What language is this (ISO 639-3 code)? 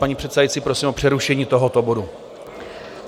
ces